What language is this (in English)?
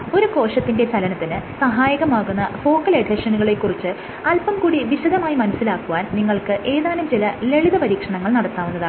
Malayalam